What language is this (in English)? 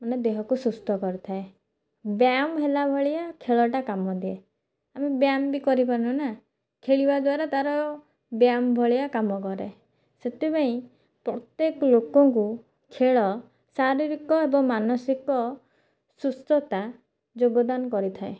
Odia